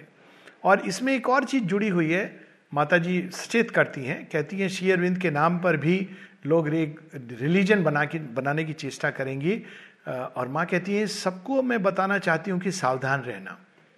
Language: Hindi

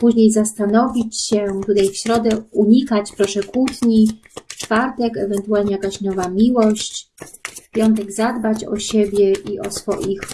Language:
Polish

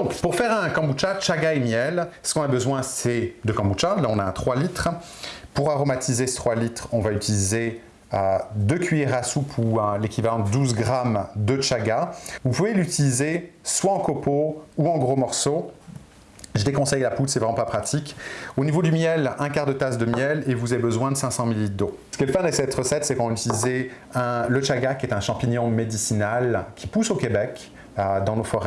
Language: French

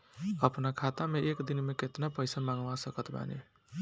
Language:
Bhojpuri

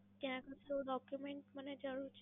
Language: Gujarati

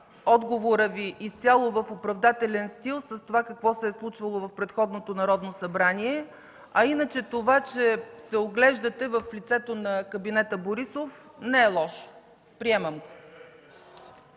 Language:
Bulgarian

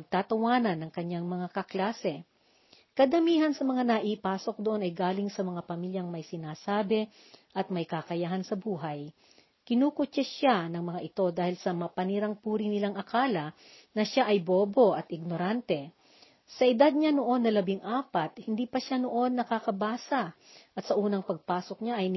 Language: Filipino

